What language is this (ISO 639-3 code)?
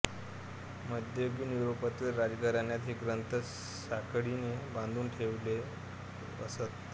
mar